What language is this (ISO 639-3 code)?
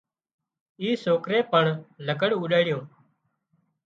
kxp